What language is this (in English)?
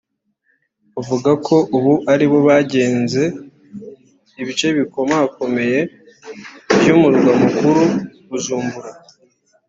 Kinyarwanda